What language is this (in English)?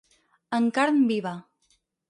Catalan